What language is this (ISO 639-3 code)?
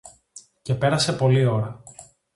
ell